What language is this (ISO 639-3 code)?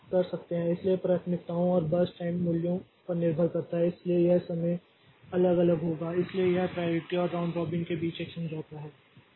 hin